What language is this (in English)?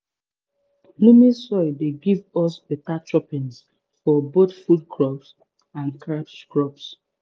Nigerian Pidgin